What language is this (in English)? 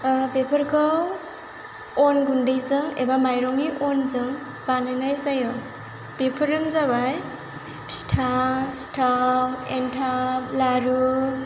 Bodo